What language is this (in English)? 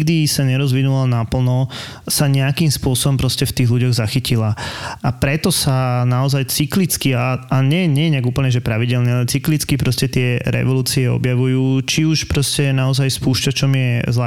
Slovak